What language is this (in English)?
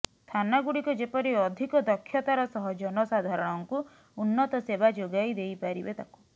Odia